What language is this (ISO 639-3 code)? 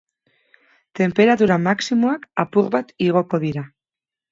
eus